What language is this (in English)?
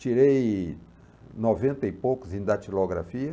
Portuguese